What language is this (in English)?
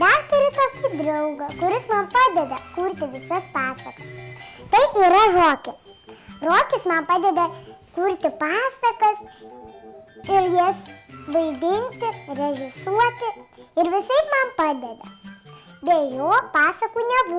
Russian